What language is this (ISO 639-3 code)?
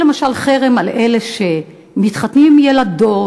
heb